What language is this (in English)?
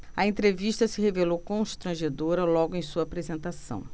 Portuguese